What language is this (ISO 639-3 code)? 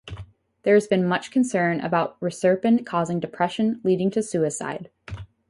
eng